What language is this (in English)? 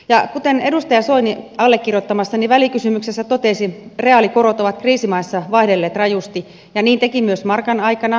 Finnish